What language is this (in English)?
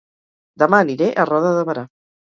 Catalan